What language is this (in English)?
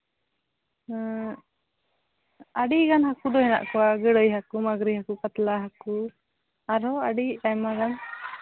Santali